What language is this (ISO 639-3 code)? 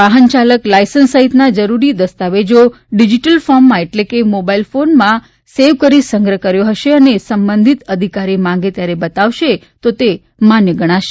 guj